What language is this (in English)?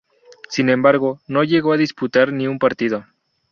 Spanish